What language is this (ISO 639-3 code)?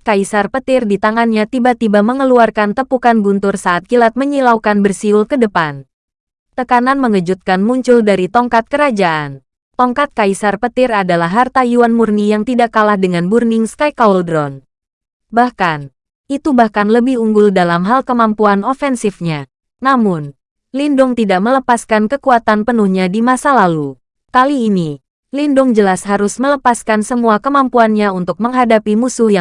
ind